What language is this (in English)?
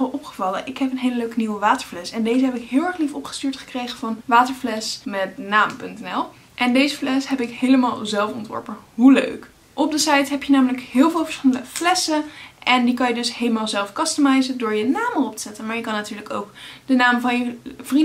Dutch